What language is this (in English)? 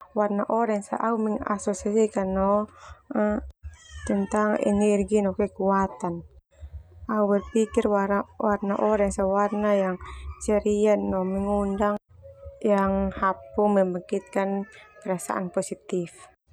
Termanu